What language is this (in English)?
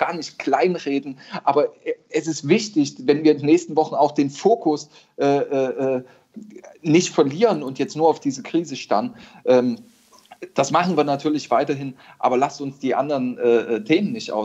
German